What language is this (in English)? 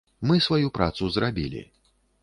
Belarusian